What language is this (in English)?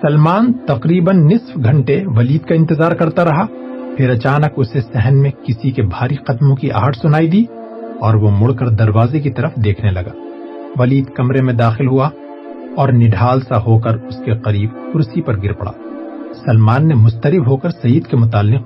Urdu